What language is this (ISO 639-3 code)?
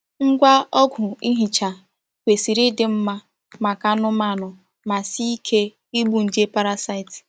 ibo